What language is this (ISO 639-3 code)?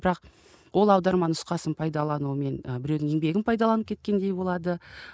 kaz